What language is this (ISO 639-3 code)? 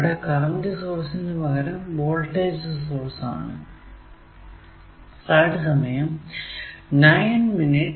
mal